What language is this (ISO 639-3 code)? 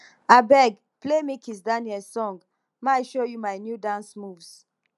pcm